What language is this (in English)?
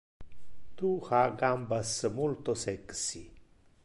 Interlingua